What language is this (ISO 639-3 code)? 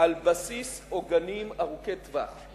heb